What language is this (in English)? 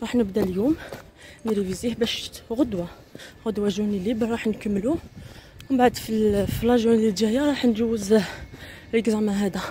Arabic